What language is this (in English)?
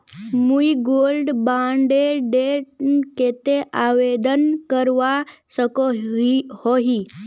Magahi